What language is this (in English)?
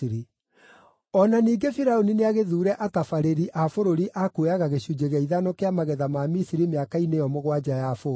Kikuyu